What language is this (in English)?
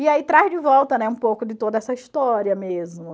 Portuguese